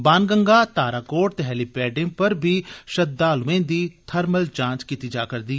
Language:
Dogri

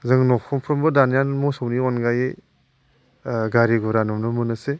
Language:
Bodo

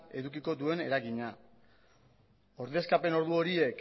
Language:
Basque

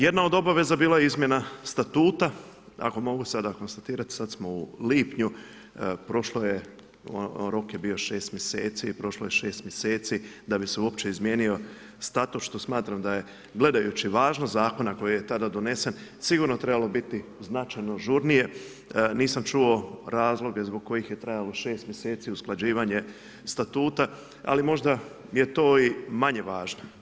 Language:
Croatian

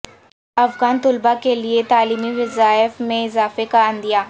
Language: Urdu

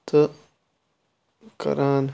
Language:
Kashmiri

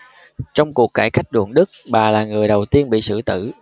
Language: Vietnamese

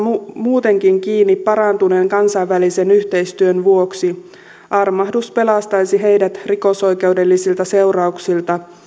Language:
Finnish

